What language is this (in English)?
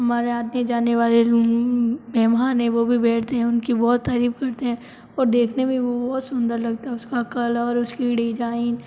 Hindi